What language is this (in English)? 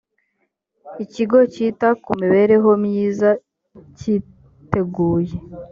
Kinyarwanda